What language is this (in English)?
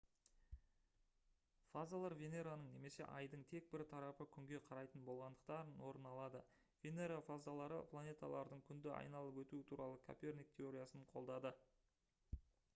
Kazakh